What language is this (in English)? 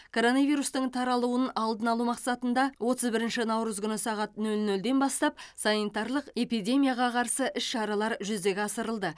Kazakh